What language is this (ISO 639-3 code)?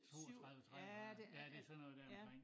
dan